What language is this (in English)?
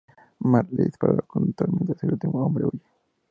Spanish